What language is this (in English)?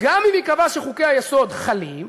Hebrew